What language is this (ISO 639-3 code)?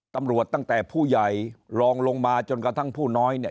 tha